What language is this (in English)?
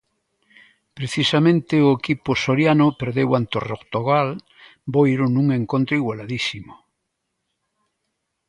Galician